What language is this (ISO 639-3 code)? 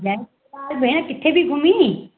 snd